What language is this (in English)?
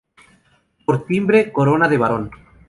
Spanish